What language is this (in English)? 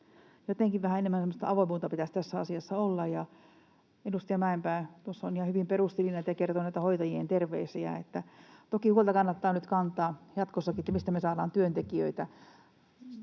Finnish